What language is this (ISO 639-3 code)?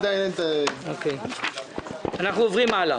heb